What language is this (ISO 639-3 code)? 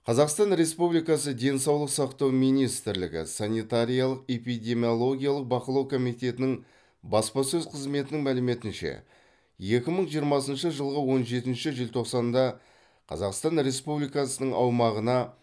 kaz